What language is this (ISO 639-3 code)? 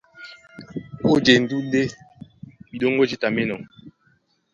dua